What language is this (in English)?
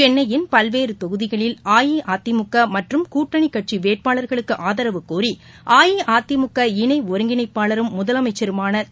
Tamil